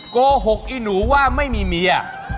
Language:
Thai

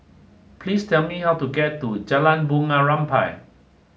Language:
English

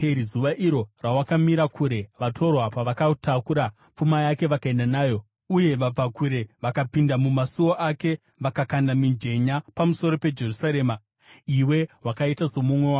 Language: Shona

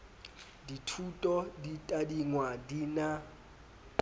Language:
Southern Sotho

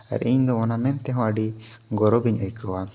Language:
Santali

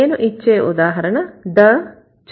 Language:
Telugu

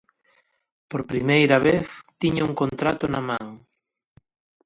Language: Galician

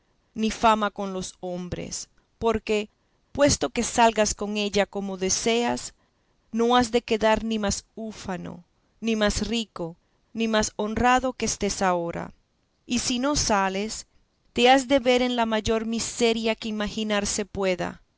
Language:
Spanish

